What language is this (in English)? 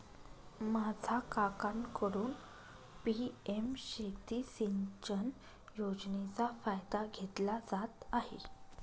Marathi